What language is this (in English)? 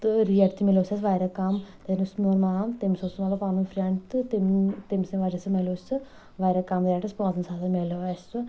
Kashmiri